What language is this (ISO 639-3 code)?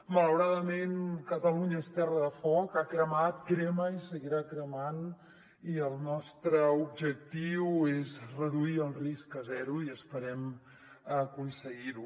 cat